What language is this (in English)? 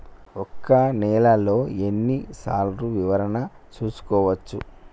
Telugu